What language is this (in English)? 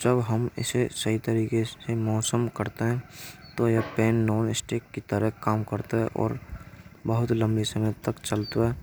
Braj